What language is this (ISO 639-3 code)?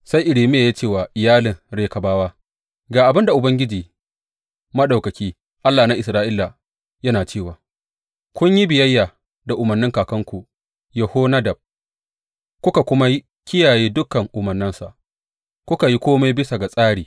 hau